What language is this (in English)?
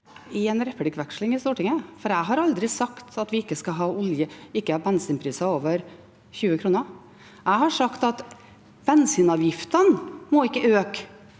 Norwegian